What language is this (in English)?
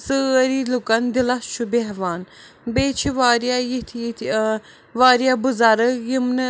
Kashmiri